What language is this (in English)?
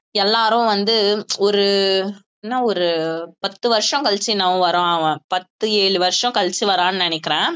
Tamil